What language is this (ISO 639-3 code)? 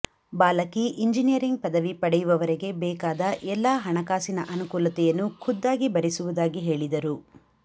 kan